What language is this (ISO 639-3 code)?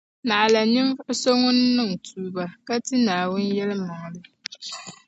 dag